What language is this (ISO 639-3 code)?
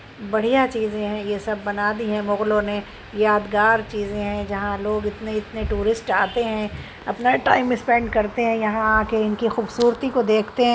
urd